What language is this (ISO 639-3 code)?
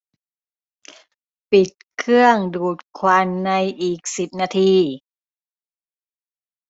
tha